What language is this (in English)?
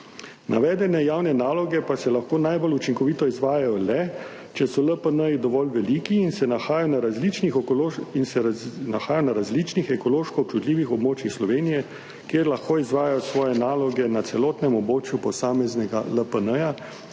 Slovenian